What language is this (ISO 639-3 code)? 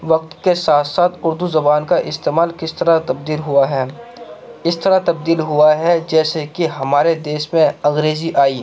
urd